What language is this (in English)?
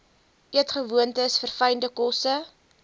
Afrikaans